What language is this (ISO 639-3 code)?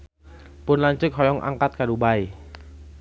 sun